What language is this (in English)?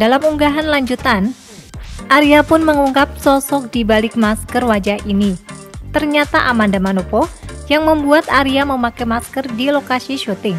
Indonesian